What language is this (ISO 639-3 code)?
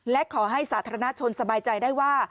tha